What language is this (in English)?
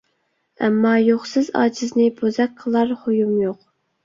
Uyghur